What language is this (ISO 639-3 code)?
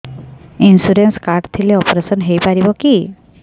ori